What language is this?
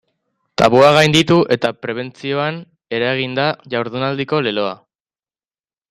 Basque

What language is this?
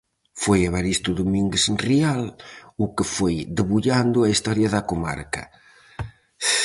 Galician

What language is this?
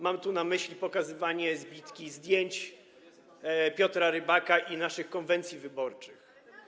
Polish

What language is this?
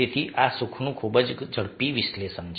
Gujarati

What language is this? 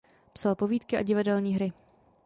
Czech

